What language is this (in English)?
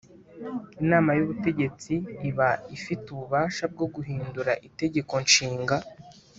Kinyarwanda